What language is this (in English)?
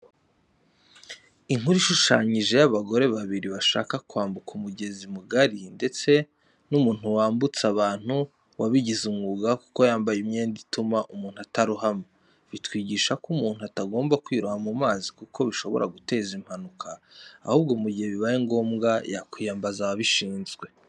Kinyarwanda